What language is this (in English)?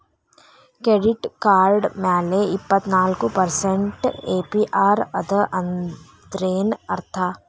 Kannada